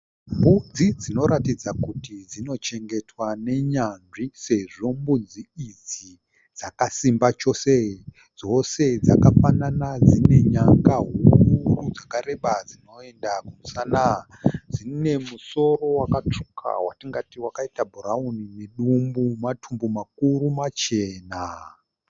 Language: Shona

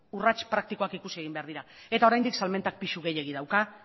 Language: Basque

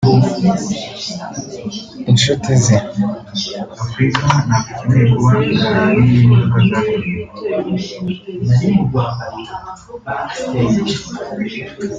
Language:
Kinyarwanda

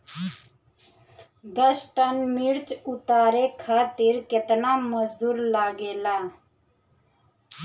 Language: Bhojpuri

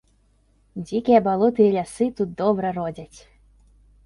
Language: Belarusian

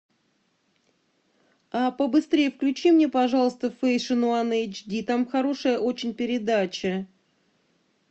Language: Russian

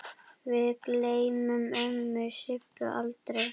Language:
Icelandic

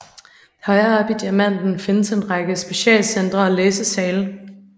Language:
Danish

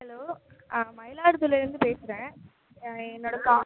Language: Tamil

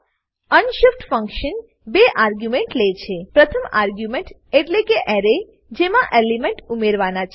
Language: Gujarati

